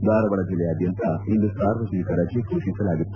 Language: Kannada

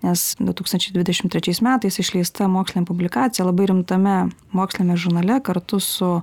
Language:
Lithuanian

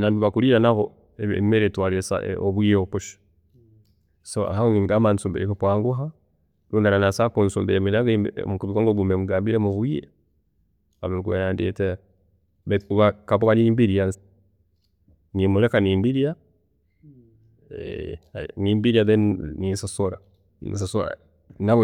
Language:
Tooro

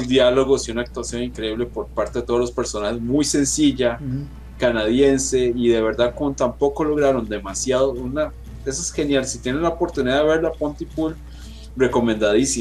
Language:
Spanish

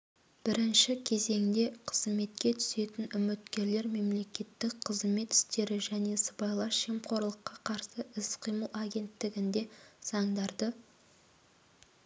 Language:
Kazakh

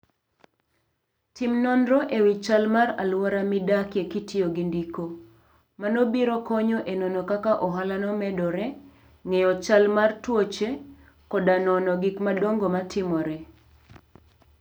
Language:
Luo (Kenya and Tanzania)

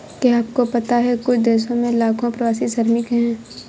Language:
Hindi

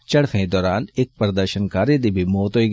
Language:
Dogri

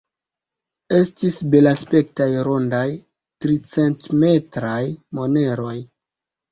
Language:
Esperanto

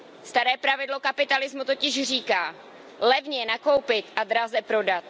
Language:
Czech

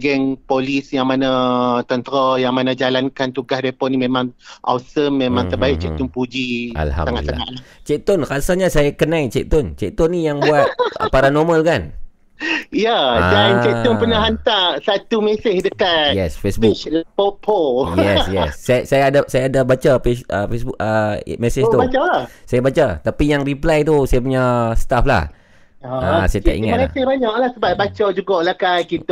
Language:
Malay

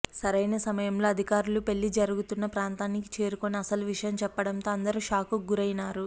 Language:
Telugu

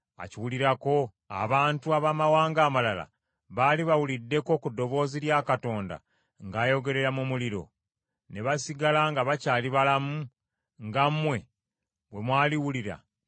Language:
Ganda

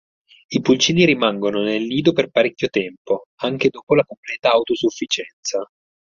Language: Italian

